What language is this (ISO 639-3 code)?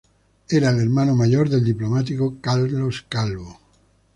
spa